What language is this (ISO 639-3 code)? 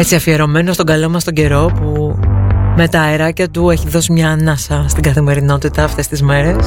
ell